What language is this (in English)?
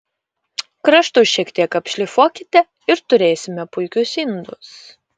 Lithuanian